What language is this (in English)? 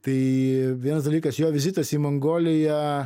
Lithuanian